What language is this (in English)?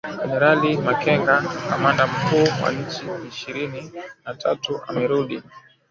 Swahili